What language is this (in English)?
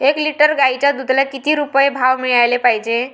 Marathi